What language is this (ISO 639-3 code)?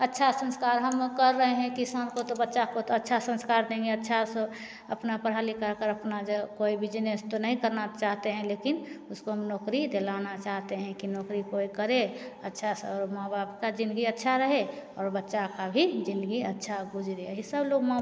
hin